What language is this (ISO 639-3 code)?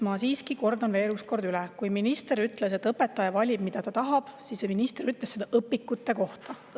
est